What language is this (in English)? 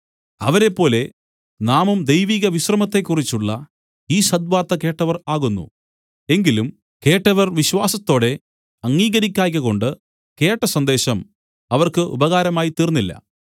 Malayalam